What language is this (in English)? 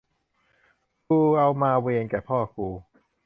Thai